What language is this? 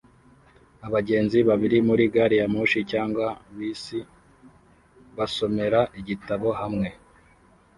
Kinyarwanda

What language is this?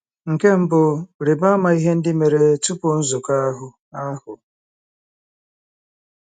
Igbo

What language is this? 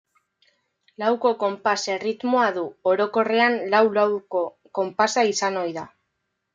Basque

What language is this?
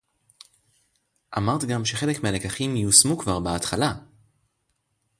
Hebrew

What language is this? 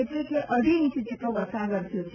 Gujarati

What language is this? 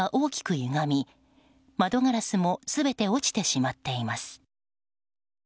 Japanese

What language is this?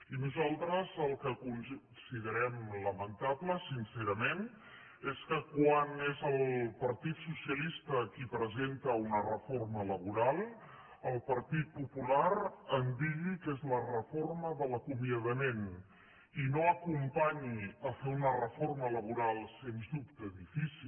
Catalan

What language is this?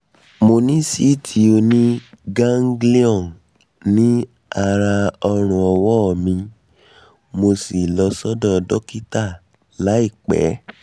Yoruba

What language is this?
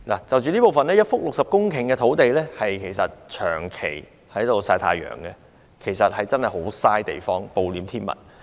Cantonese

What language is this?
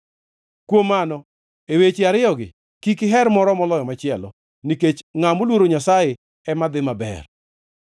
Luo (Kenya and Tanzania)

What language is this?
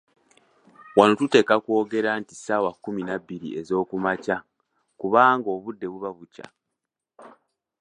Ganda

